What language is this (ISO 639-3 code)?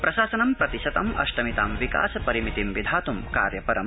san